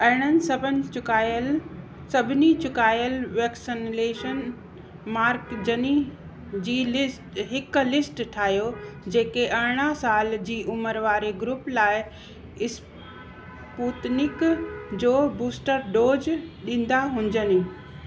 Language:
Sindhi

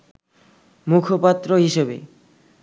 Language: Bangla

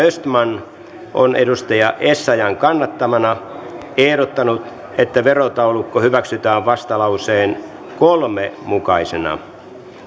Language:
Finnish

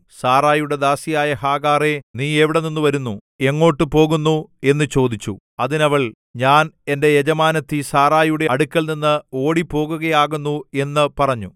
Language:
Malayalam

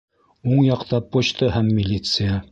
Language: Bashkir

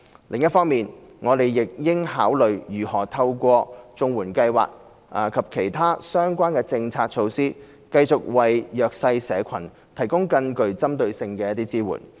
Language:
Cantonese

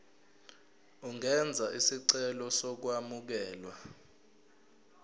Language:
Zulu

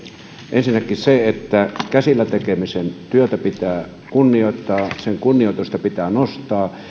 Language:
Finnish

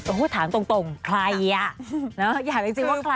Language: Thai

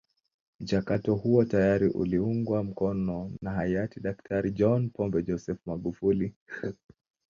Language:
Swahili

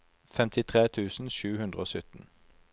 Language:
Norwegian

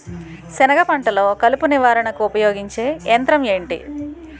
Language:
Telugu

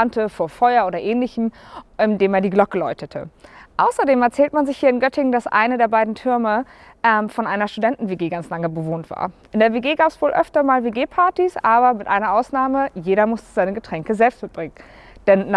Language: German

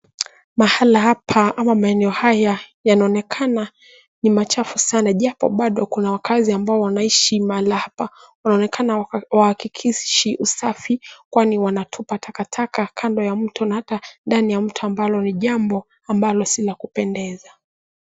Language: Swahili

